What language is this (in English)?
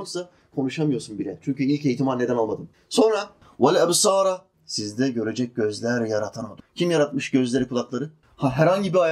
Turkish